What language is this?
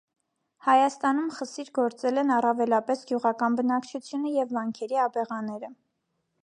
Armenian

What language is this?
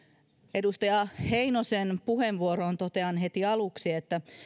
Finnish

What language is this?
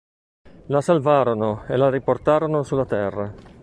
Italian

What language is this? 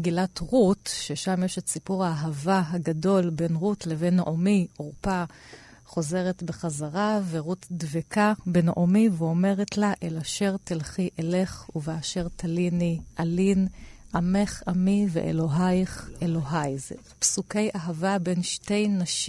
Hebrew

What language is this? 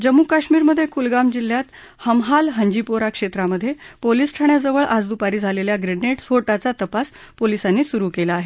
Marathi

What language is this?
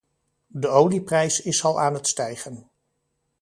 Dutch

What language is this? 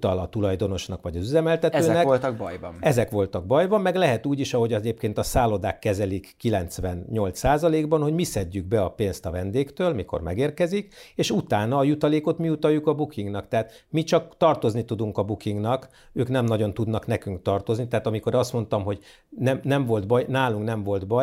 Hungarian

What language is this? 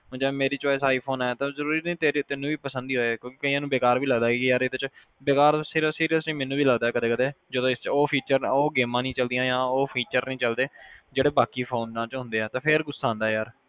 Punjabi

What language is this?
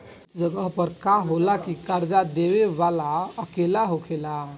Bhojpuri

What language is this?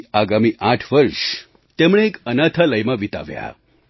Gujarati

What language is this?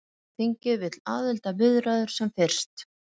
Icelandic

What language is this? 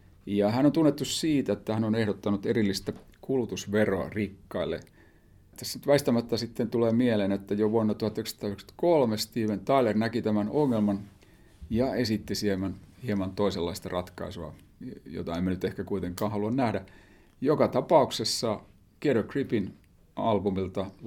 Finnish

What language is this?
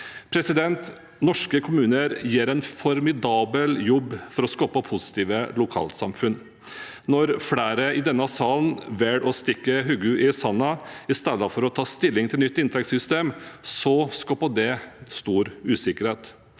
Norwegian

